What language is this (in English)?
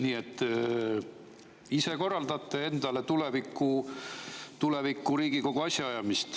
Estonian